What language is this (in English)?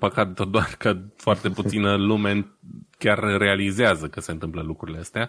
Romanian